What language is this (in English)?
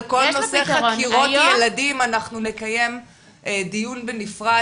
Hebrew